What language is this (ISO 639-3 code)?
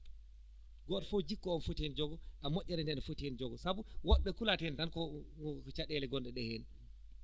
ful